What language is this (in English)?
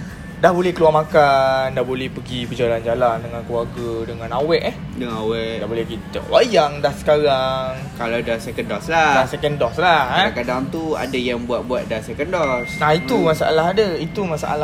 Malay